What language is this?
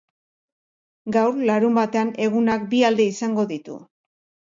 Basque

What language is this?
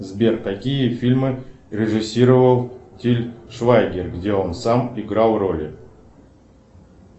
Russian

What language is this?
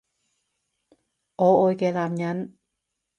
Cantonese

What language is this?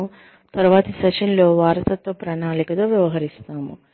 Telugu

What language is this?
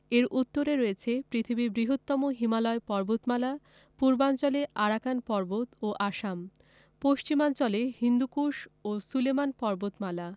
Bangla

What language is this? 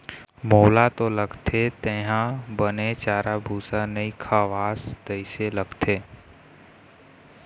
Chhattisgarhi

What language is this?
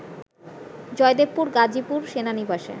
Bangla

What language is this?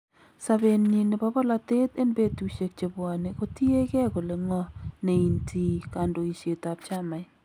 Kalenjin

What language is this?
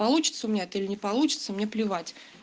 Russian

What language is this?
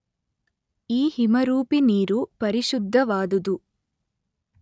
Kannada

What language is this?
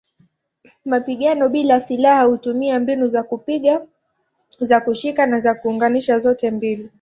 Swahili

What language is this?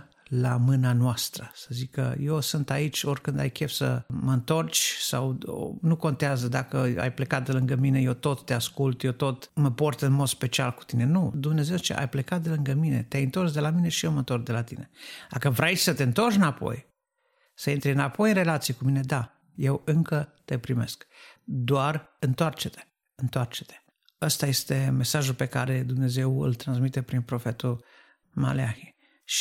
Romanian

